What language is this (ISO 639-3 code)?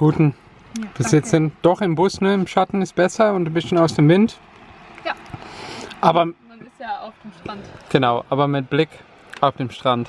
deu